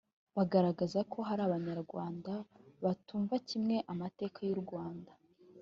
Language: Kinyarwanda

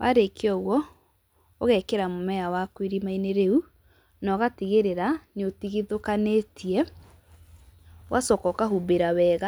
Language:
Kikuyu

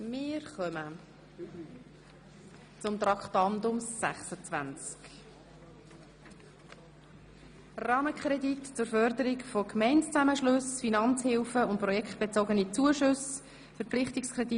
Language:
Swiss German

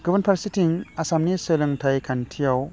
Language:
Bodo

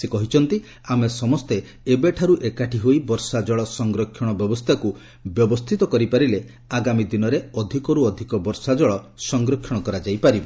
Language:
Odia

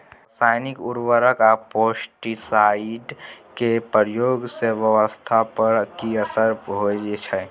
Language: Maithili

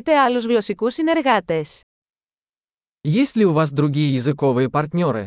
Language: Greek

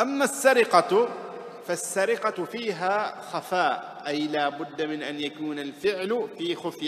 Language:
Arabic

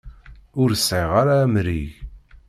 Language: Kabyle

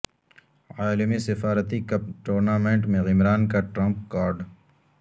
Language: Urdu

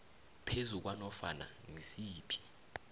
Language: South Ndebele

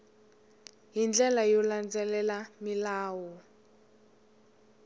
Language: Tsonga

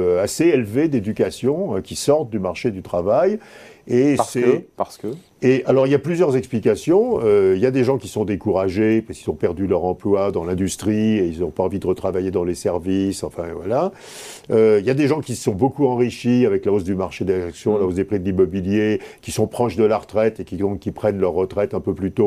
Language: French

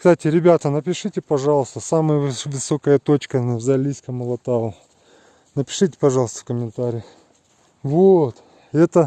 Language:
Russian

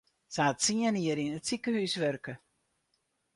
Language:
Western Frisian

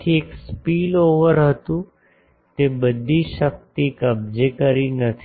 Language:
Gujarati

